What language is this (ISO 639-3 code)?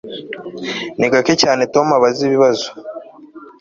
kin